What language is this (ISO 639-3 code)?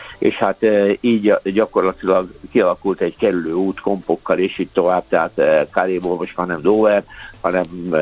hun